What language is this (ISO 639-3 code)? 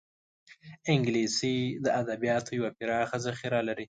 pus